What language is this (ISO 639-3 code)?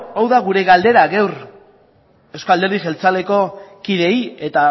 eus